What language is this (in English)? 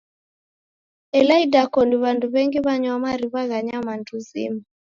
Taita